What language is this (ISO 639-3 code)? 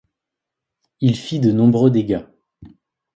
fra